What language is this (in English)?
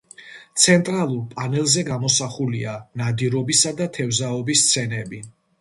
Georgian